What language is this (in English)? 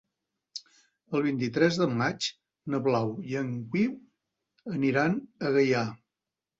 Catalan